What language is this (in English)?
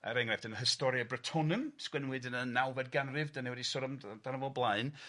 Welsh